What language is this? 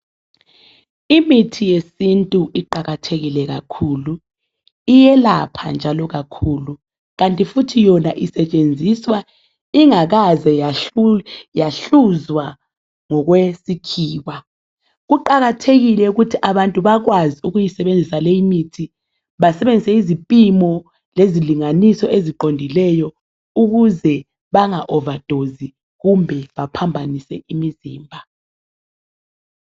North Ndebele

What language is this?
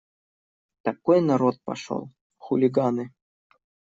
Russian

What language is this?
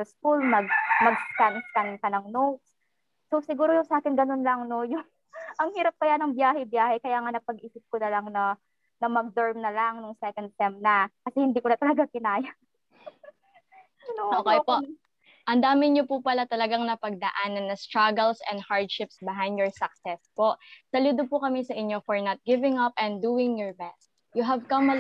Filipino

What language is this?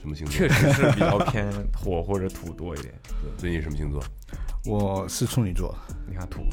Chinese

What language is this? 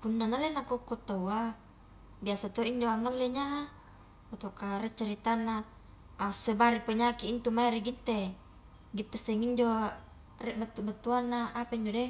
Highland Konjo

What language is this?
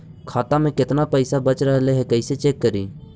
Magahi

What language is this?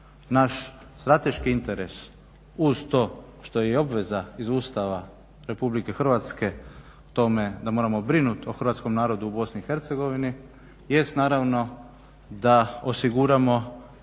Croatian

